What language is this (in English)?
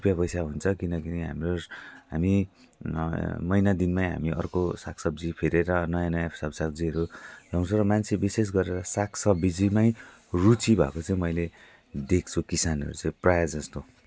Nepali